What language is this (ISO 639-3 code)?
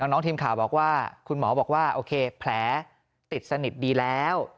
tha